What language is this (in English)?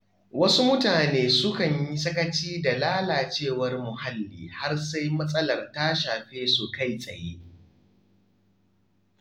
Hausa